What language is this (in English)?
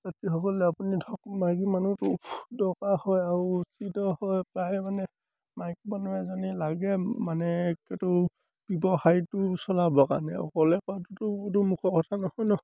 Assamese